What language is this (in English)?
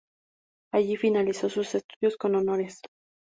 Spanish